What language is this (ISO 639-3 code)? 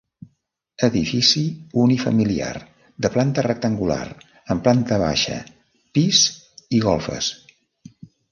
cat